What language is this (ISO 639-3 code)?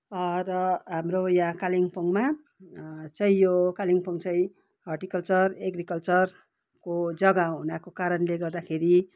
nep